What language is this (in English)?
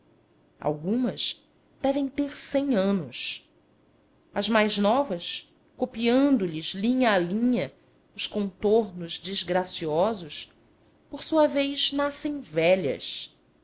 Portuguese